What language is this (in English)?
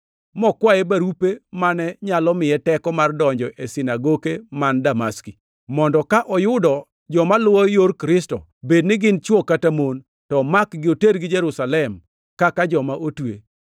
Luo (Kenya and Tanzania)